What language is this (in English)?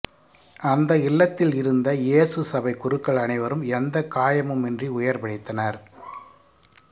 Tamil